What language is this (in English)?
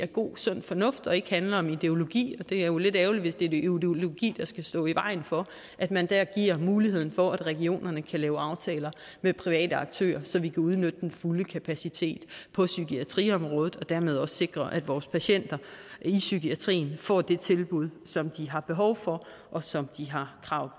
Danish